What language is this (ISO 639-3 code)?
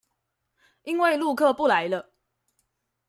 zho